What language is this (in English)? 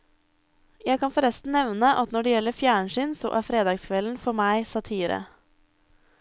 Norwegian